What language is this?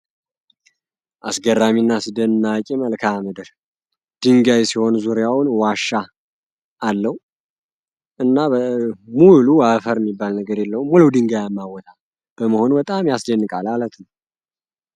Amharic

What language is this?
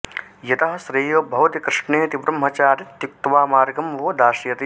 Sanskrit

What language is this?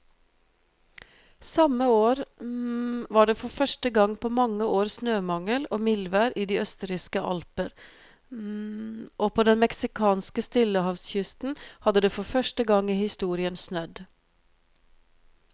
Norwegian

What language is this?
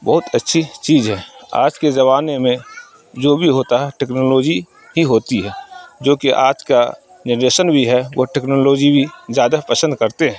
Urdu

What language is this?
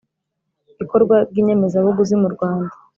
Kinyarwanda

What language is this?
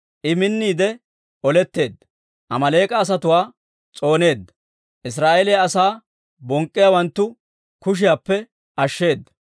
Dawro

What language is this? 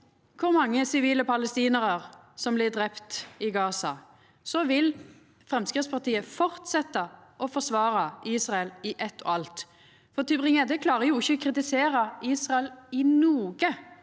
Norwegian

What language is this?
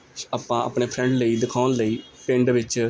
Punjabi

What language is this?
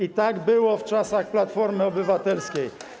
Polish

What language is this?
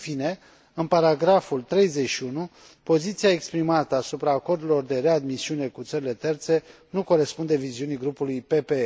Romanian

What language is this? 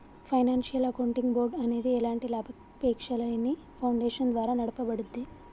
Telugu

